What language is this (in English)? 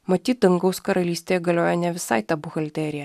Lithuanian